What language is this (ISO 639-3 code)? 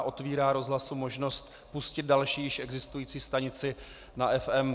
ces